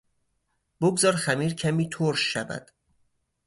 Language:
Persian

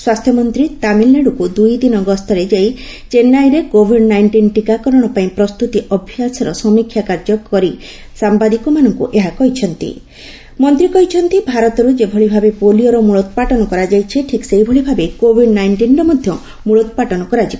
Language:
Odia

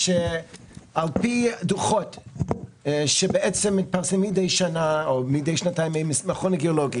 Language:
Hebrew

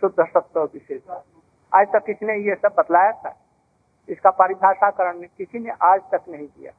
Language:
Hindi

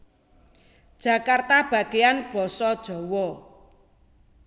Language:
Javanese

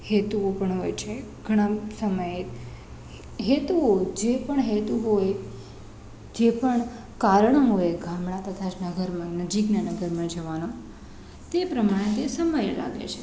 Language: Gujarati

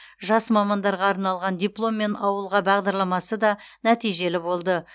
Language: Kazakh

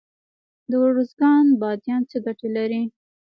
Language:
Pashto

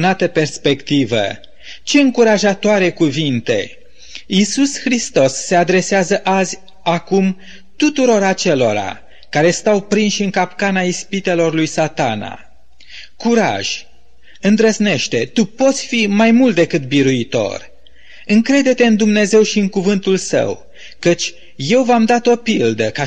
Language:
Romanian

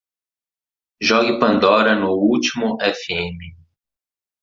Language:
Portuguese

